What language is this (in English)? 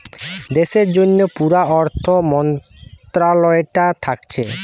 Bangla